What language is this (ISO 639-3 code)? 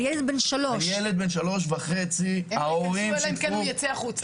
heb